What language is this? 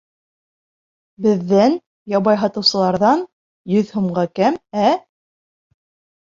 Bashkir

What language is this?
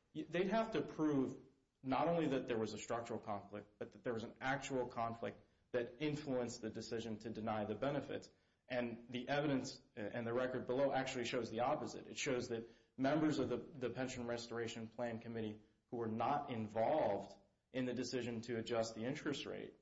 English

